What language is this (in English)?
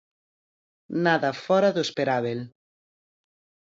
Galician